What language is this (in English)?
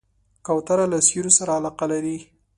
Pashto